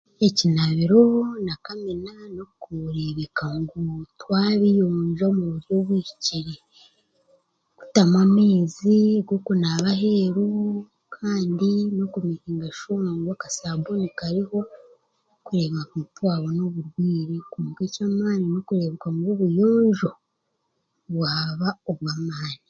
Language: Chiga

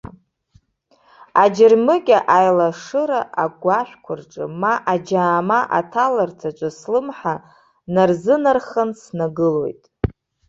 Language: Abkhazian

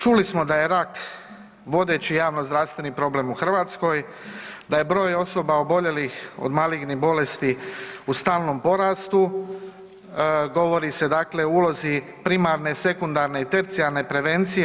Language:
Croatian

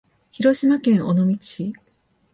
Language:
Japanese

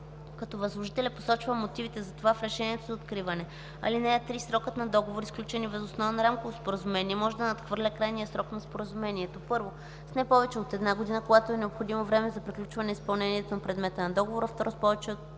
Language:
Bulgarian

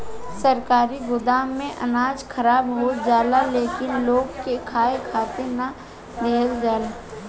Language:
Bhojpuri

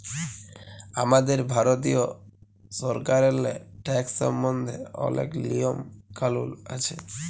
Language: Bangla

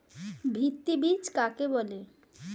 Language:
Bangla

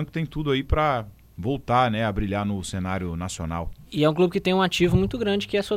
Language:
Portuguese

